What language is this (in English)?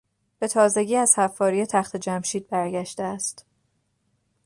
Persian